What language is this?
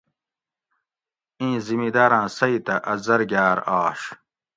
Gawri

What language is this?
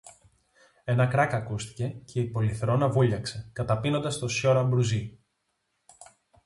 Greek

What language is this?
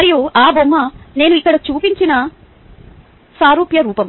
Telugu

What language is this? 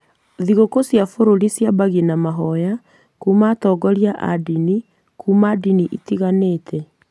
Kikuyu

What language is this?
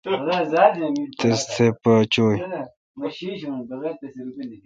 Kalkoti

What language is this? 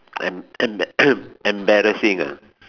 English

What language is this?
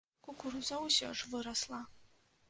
Belarusian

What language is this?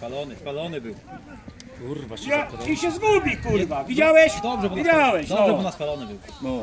Polish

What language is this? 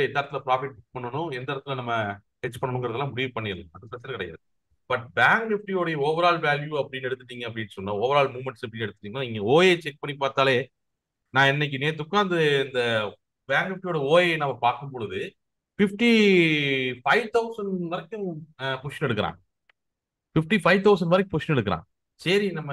Tamil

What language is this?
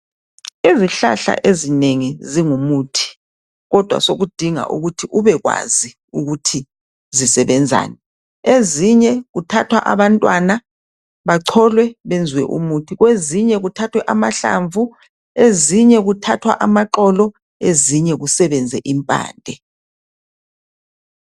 North Ndebele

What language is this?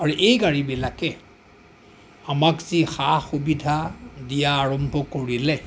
Assamese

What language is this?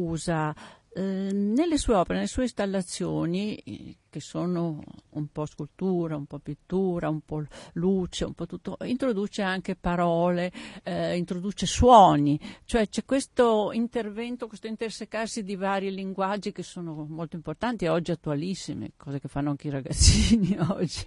Italian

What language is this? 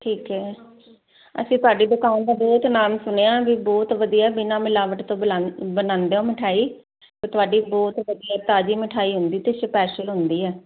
Punjabi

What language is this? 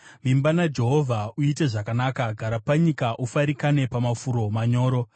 Shona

